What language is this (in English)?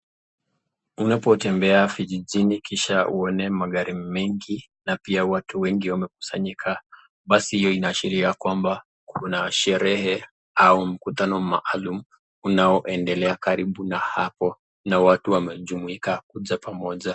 Swahili